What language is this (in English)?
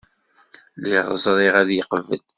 Kabyle